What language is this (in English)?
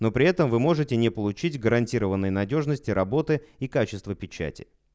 Russian